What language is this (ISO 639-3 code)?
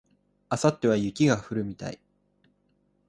jpn